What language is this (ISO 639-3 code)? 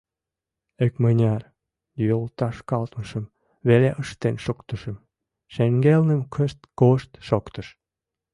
chm